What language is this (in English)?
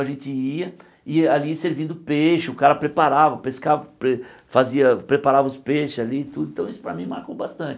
Portuguese